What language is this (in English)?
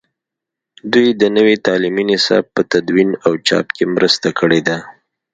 Pashto